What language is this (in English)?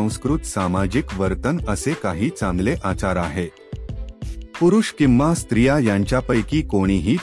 Hindi